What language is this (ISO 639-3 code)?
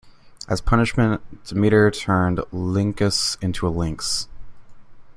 eng